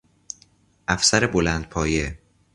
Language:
Persian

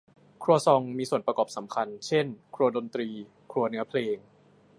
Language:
Thai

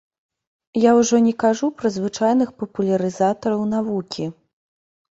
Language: Belarusian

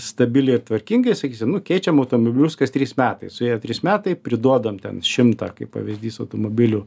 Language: Lithuanian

